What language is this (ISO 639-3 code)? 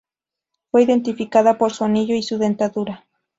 spa